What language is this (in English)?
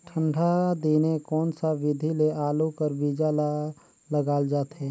Chhattisgarhi